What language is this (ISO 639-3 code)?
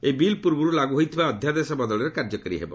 ori